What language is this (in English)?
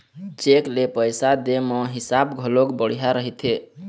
Chhattisgarhi